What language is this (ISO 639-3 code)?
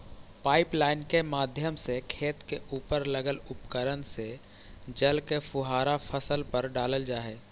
mag